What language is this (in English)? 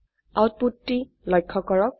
Assamese